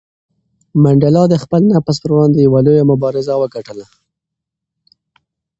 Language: Pashto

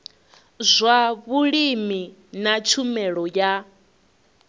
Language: Venda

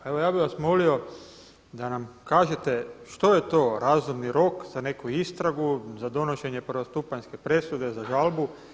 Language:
Croatian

